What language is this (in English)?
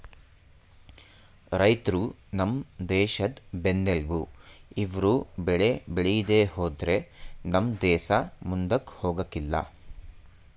Kannada